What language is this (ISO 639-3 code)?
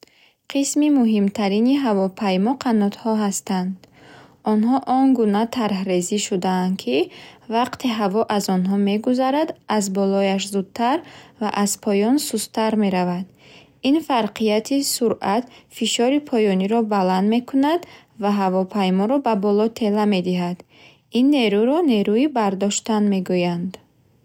bhh